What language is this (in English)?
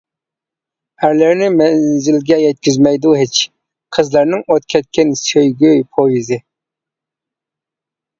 Uyghur